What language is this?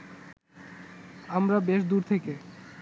Bangla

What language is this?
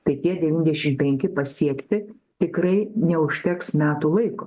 Lithuanian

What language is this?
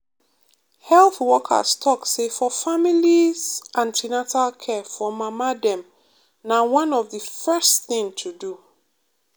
Nigerian Pidgin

